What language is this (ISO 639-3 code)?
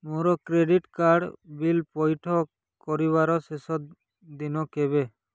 ori